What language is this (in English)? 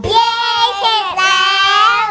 Thai